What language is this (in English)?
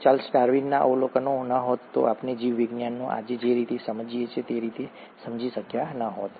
Gujarati